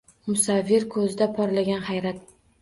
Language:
Uzbek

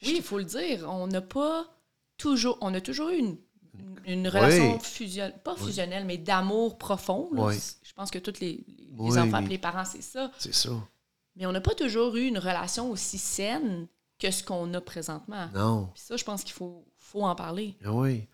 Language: French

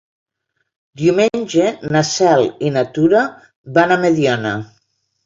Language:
Catalan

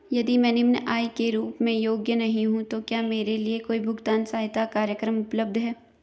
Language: Hindi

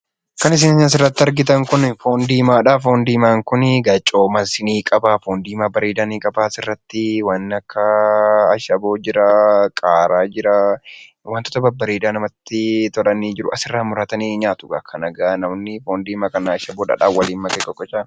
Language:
Oromo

